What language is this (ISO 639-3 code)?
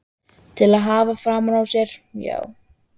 isl